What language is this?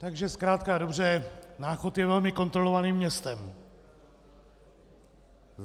Czech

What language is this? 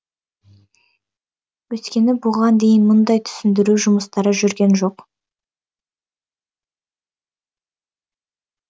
Kazakh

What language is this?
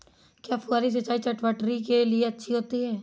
Hindi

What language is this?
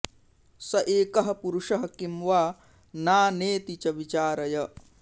Sanskrit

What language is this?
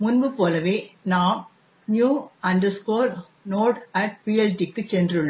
Tamil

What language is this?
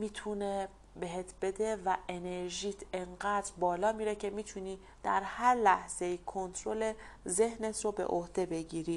Persian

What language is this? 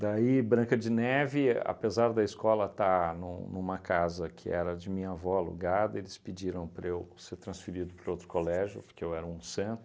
Portuguese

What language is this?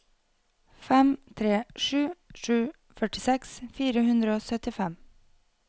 Norwegian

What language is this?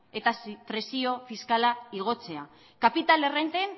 Basque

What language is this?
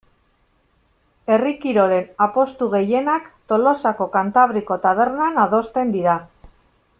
Basque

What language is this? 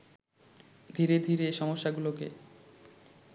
Bangla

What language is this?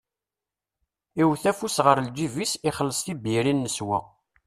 Kabyle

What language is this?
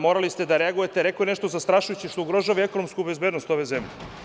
Serbian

